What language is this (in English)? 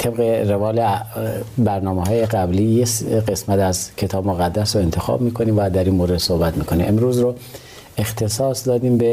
Persian